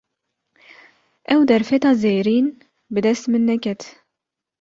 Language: Kurdish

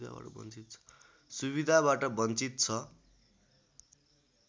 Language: Nepali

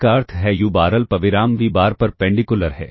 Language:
Hindi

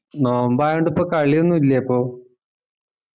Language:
Malayalam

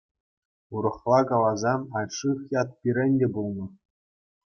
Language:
Chuvash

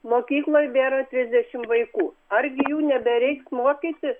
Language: Lithuanian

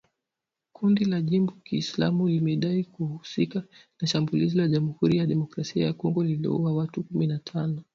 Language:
Swahili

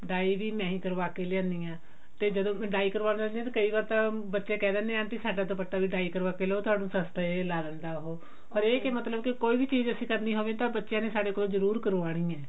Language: Punjabi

